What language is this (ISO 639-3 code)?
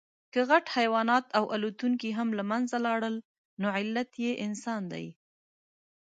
pus